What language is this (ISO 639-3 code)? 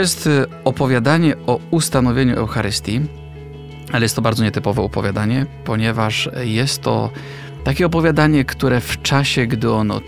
pol